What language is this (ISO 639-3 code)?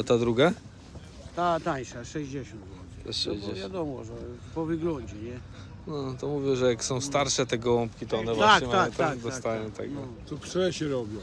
pol